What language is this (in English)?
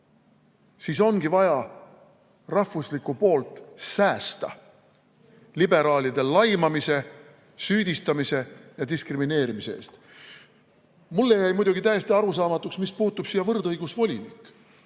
Estonian